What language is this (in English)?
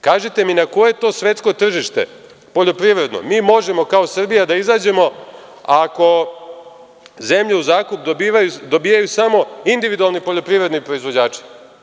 Serbian